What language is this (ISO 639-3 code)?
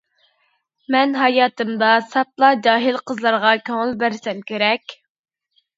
uig